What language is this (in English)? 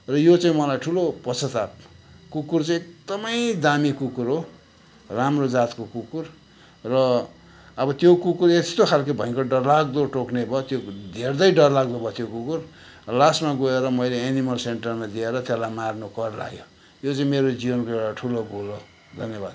Nepali